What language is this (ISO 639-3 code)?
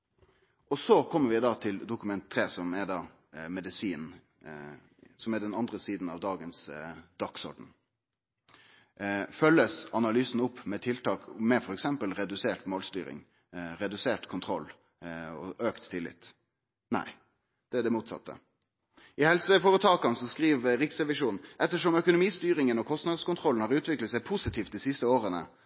nno